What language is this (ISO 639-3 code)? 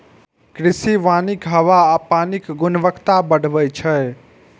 mai